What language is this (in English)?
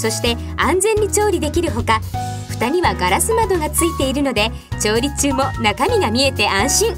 Japanese